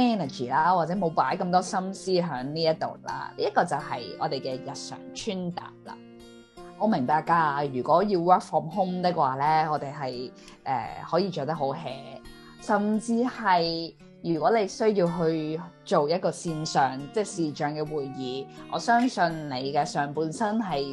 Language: Chinese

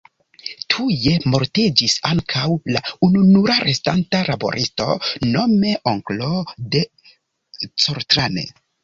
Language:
Esperanto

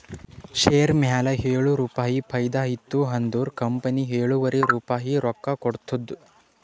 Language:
Kannada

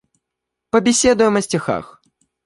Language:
Russian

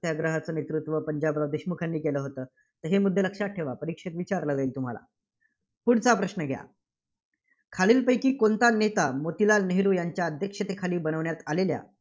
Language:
Marathi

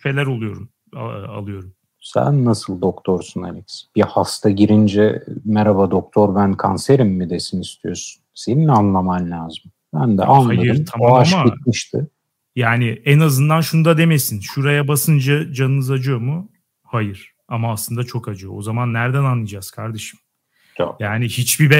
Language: Turkish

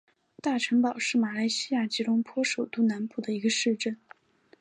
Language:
Chinese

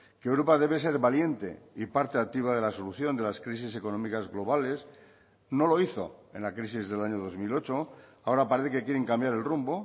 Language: Spanish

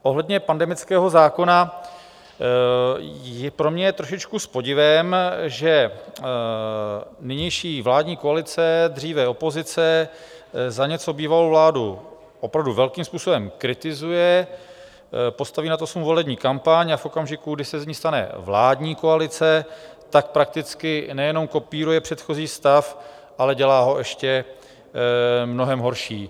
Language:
Czech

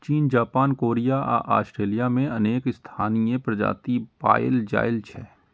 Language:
Maithili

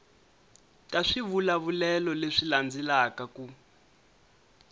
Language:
Tsonga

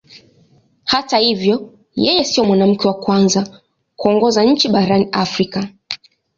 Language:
Swahili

